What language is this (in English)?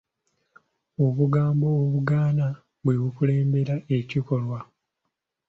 Ganda